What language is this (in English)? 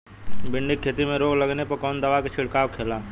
Bhojpuri